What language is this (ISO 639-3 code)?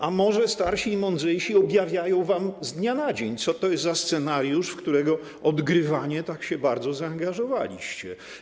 pol